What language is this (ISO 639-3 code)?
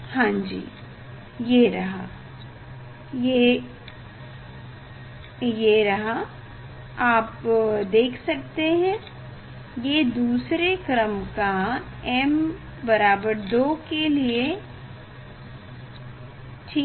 hin